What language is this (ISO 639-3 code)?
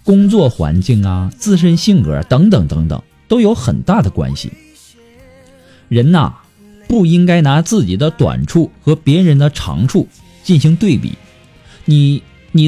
zho